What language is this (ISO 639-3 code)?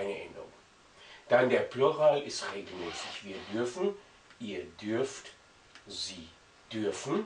deu